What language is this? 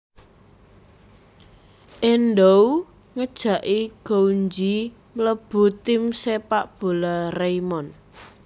Javanese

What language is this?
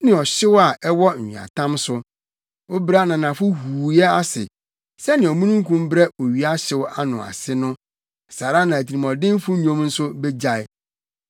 Akan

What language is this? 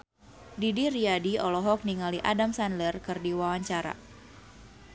Sundanese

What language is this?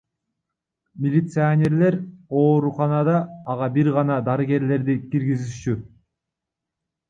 Kyrgyz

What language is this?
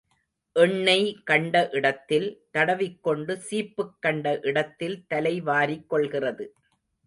Tamil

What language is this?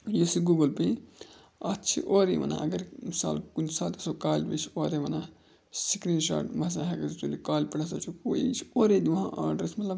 Kashmiri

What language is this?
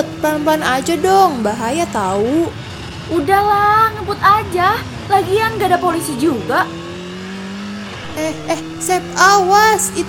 Indonesian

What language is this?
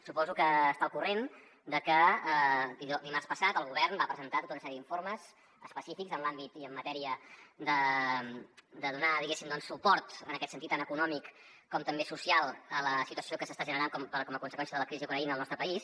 Catalan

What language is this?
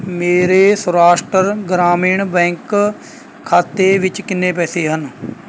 Punjabi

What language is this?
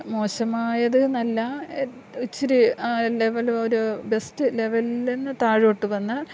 Malayalam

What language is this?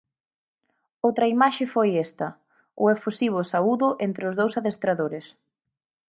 Galician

